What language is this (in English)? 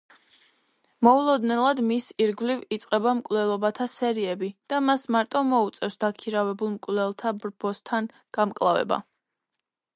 Georgian